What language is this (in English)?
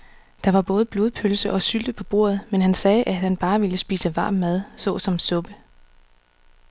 Danish